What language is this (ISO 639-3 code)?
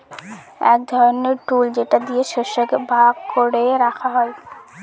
ben